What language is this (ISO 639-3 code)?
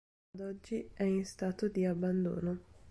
ita